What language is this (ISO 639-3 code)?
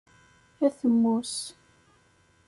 kab